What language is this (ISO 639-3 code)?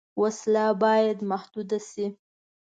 pus